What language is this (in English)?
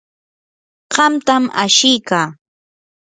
Yanahuanca Pasco Quechua